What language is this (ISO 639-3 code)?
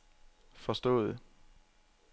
dan